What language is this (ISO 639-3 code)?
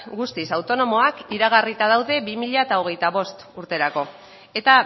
eus